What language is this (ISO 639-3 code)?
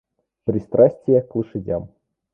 rus